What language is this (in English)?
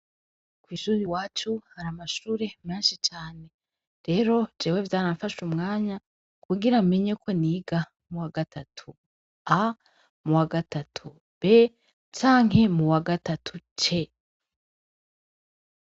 Rundi